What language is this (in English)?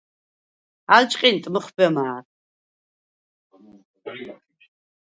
Svan